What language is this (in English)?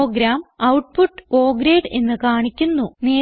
Malayalam